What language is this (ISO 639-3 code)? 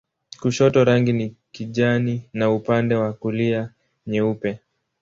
swa